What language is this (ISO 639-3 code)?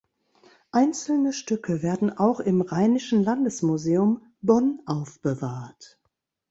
deu